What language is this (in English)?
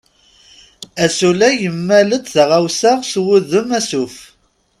Kabyle